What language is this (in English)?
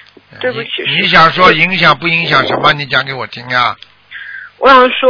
Chinese